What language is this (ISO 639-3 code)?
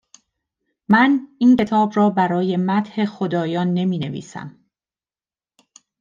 fas